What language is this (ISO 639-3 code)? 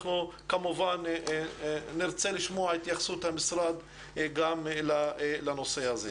heb